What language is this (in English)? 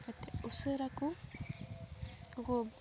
Santali